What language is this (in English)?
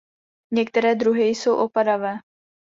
Czech